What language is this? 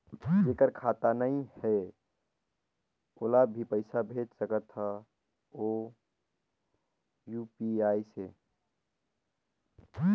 Chhattisgarhi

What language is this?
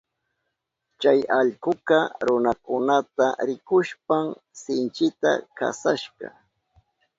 Southern Pastaza Quechua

